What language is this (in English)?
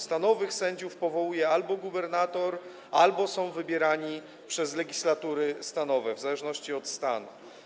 Polish